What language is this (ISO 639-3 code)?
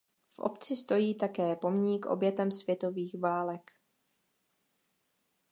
ces